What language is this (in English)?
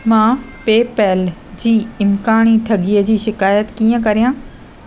Sindhi